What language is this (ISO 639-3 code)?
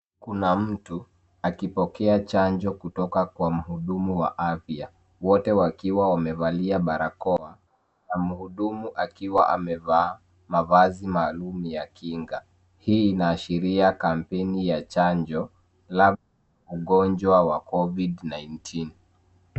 swa